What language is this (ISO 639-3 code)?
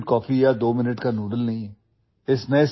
urd